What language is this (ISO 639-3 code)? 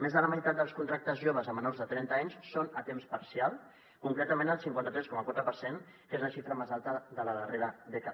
cat